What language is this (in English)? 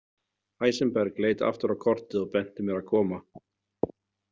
Icelandic